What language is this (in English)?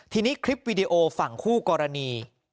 Thai